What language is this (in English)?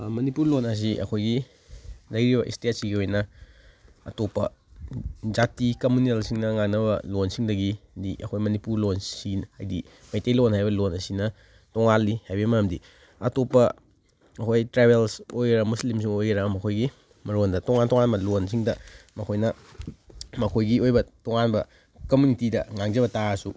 Manipuri